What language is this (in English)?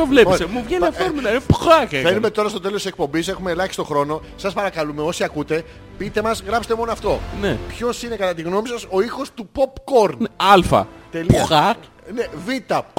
Greek